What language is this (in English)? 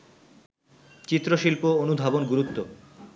Bangla